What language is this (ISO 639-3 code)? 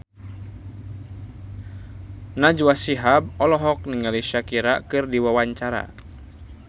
sun